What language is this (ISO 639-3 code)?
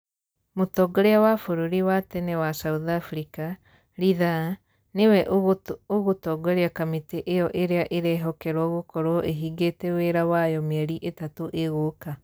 kik